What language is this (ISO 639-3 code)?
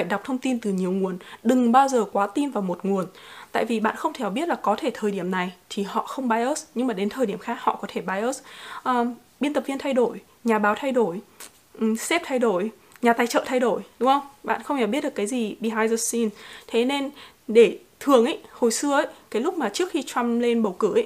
vie